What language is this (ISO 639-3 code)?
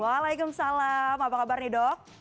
ind